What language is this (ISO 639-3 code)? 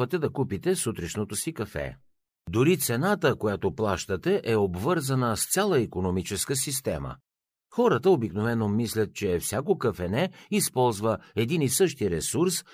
bul